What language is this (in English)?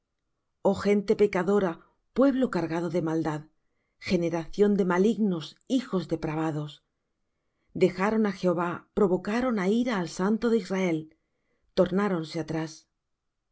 Spanish